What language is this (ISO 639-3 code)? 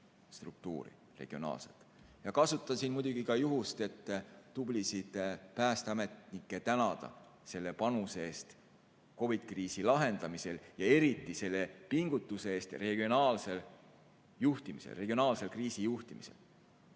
est